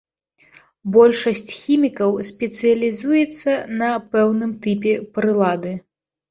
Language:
Belarusian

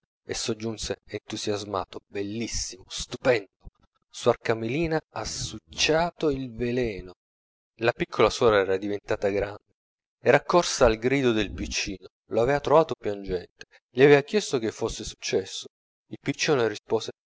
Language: Italian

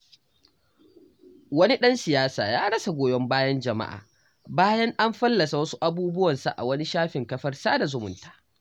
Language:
Hausa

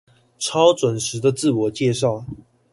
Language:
Chinese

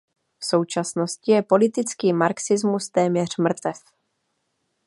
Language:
Czech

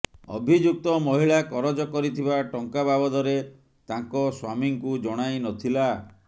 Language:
Odia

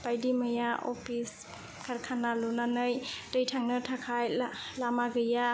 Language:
Bodo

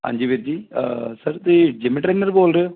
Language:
Punjabi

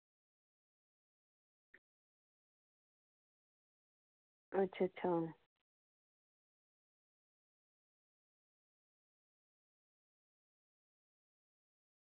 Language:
Dogri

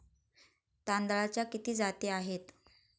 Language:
Marathi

